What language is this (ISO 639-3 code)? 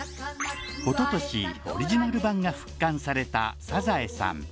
jpn